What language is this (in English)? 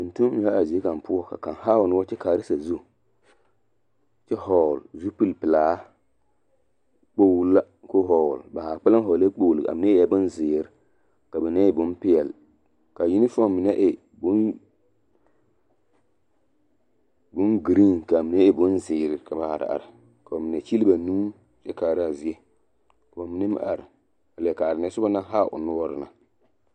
Southern Dagaare